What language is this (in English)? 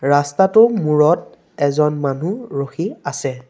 Assamese